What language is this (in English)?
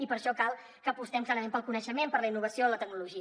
Catalan